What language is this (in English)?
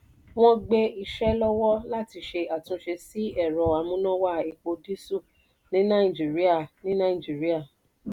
Yoruba